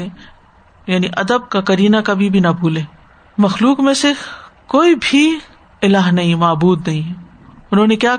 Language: Urdu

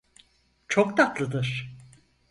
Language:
Turkish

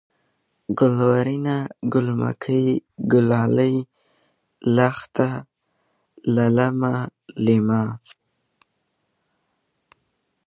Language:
Pashto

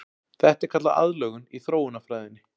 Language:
Icelandic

